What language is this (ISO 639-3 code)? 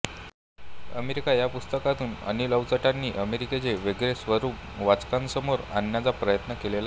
mar